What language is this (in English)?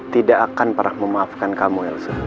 Indonesian